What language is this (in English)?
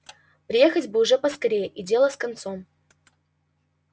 Russian